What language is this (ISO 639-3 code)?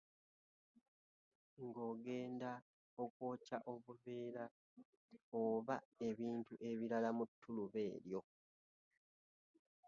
lug